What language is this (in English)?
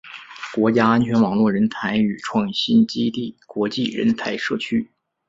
Chinese